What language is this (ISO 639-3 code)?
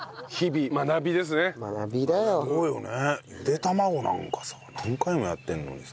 jpn